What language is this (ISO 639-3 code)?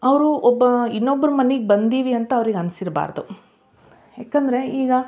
kan